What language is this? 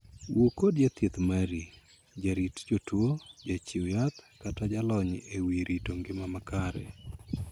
Luo (Kenya and Tanzania)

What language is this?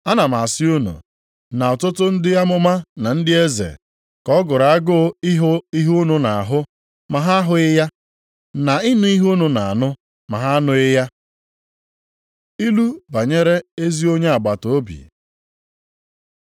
Igbo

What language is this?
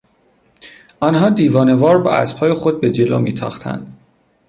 Persian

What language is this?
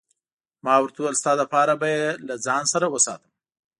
Pashto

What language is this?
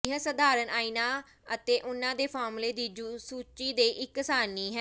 Punjabi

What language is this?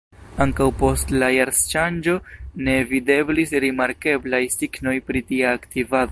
Esperanto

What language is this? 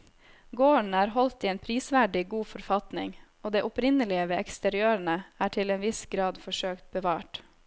Norwegian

